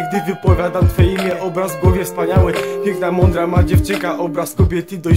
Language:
Polish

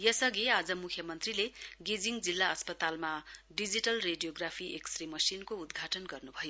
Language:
Nepali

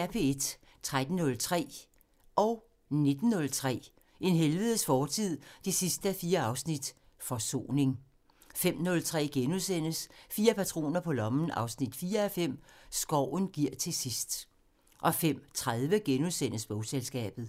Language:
Danish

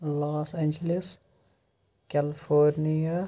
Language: Kashmiri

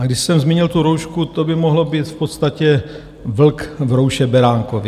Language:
Czech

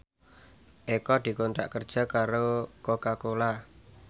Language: Javanese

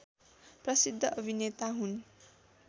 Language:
Nepali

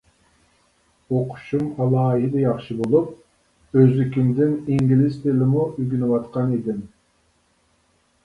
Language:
Uyghur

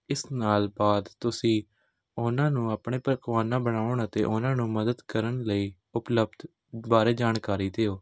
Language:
Punjabi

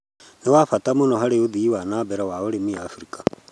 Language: Kikuyu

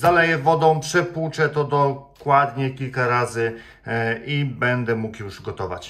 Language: Polish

